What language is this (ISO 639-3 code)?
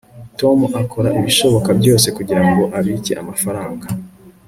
kin